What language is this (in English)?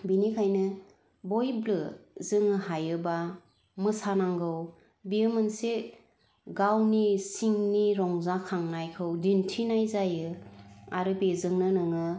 Bodo